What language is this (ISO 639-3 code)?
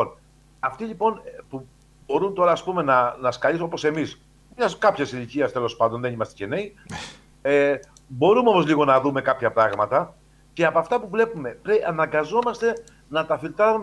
ell